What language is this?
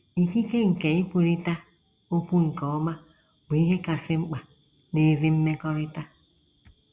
Igbo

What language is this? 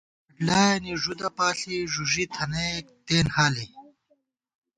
Gawar-Bati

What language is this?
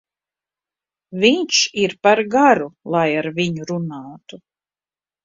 Latvian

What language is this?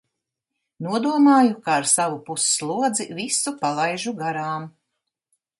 Latvian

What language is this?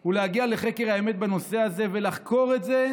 Hebrew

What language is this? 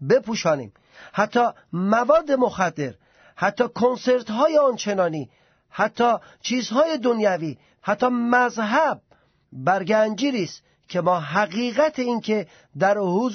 Persian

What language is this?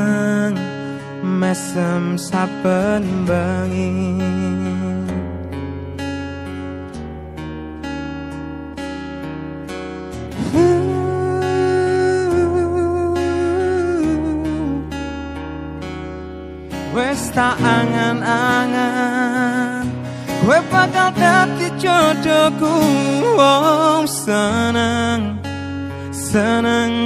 Indonesian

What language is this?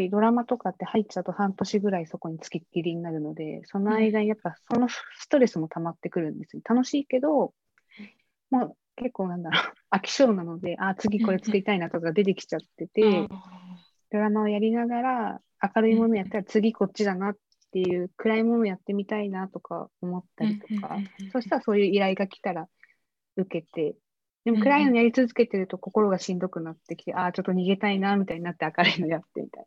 Japanese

